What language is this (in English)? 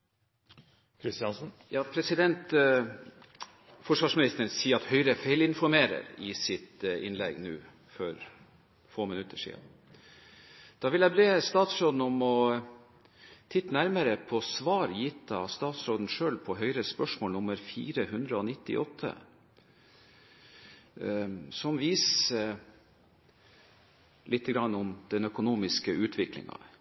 Norwegian Bokmål